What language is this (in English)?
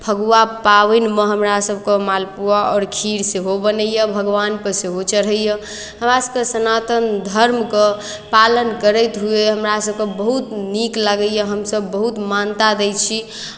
Maithili